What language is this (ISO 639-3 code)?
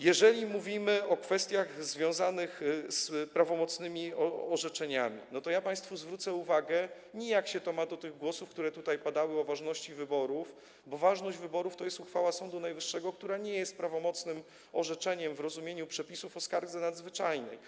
pol